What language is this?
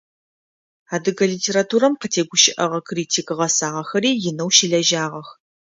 Adyghe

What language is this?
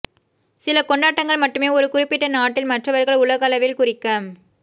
Tamil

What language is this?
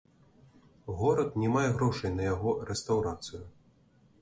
Belarusian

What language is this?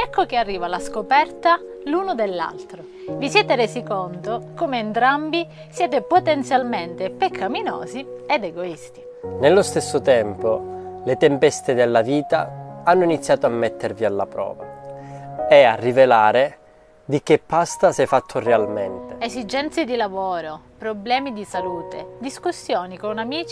Italian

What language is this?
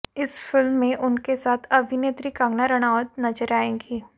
Hindi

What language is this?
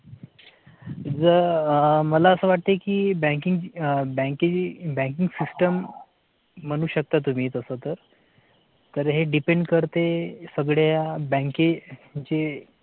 Marathi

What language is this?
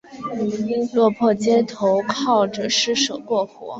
Chinese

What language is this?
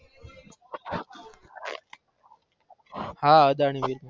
Gujarati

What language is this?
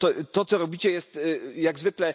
Polish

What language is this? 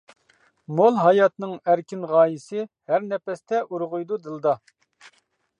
Uyghur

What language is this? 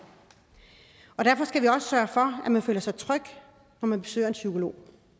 Danish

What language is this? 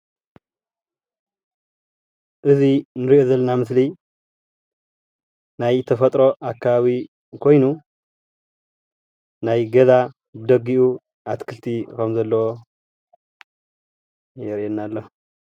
Tigrinya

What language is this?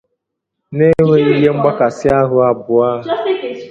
Igbo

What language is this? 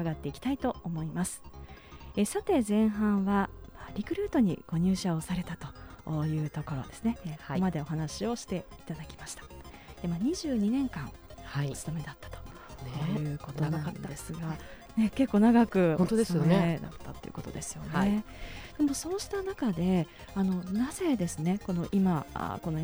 Japanese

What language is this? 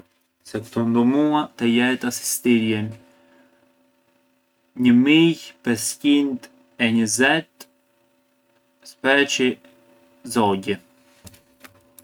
Arbëreshë Albanian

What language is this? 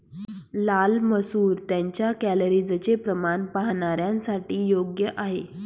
Marathi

